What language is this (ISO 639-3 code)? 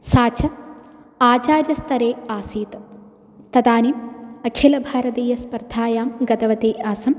san